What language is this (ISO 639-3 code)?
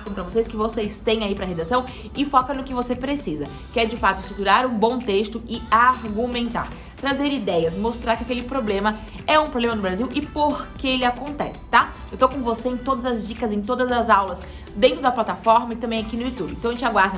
por